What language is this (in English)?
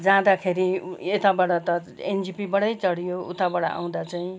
Nepali